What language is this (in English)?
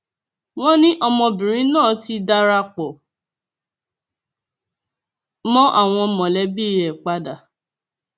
Yoruba